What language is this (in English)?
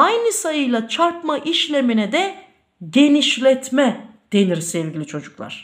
Turkish